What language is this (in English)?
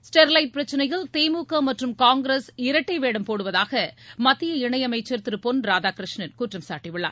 Tamil